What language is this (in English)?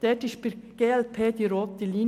Swiss German